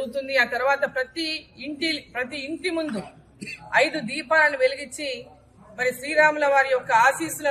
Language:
Telugu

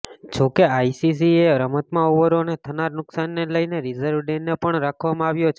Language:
Gujarati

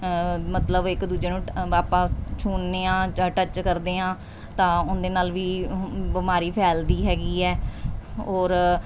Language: Punjabi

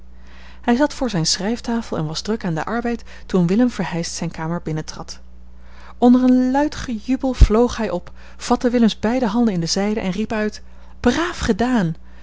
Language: Dutch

